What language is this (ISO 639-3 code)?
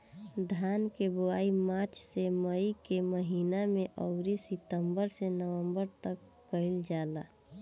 bho